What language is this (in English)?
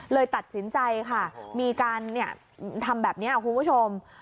Thai